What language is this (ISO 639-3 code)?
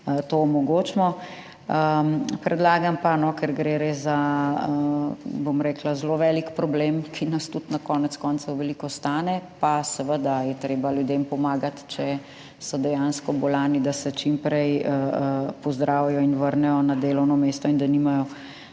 slv